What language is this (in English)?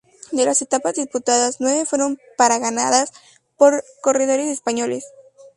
Spanish